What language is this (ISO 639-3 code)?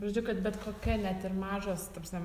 lit